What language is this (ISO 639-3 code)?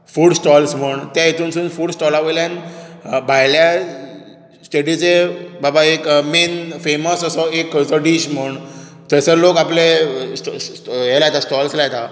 kok